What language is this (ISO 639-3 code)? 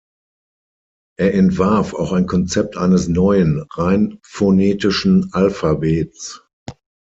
deu